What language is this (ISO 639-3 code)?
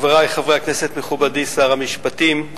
heb